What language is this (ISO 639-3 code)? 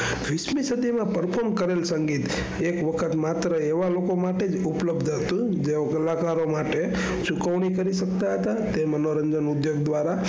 guj